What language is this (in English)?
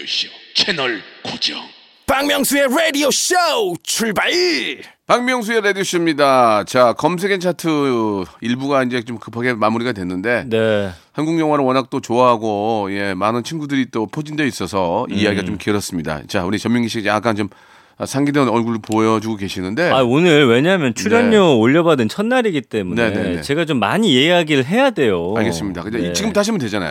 Korean